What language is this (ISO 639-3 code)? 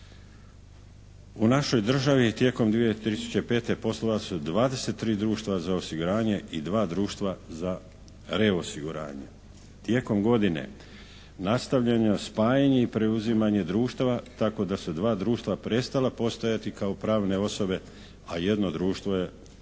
hrv